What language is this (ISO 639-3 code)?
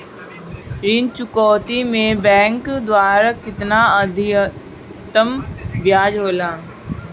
bho